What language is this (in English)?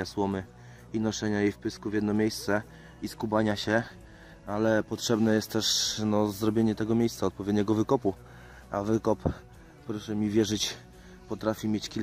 Polish